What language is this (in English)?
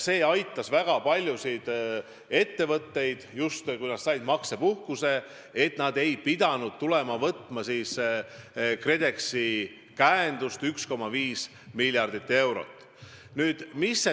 Estonian